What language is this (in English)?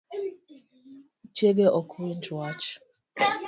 Luo (Kenya and Tanzania)